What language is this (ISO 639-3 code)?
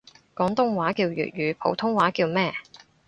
yue